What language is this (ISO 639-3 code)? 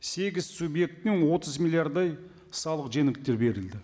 kaz